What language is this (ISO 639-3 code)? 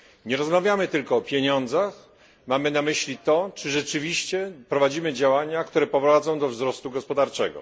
pol